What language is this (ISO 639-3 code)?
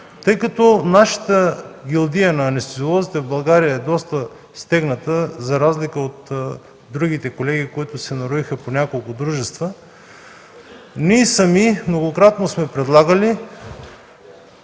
bul